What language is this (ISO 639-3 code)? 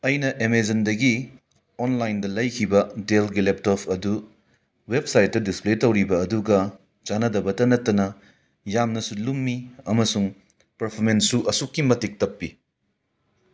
mni